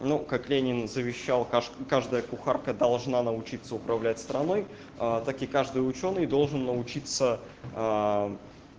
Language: Russian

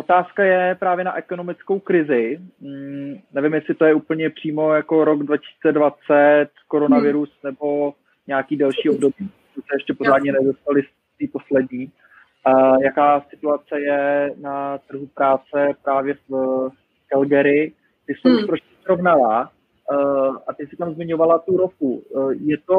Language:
Czech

